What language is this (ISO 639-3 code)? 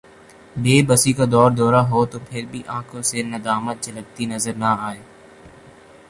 urd